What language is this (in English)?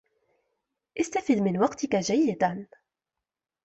Arabic